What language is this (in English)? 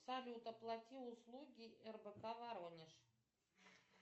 Russian